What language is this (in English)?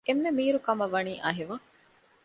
Divehi